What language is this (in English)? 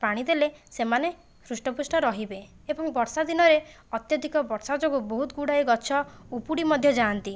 Odia